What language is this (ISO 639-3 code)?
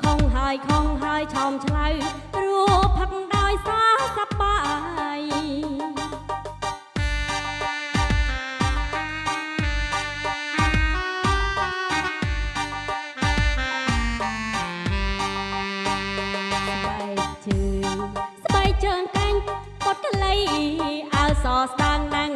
ind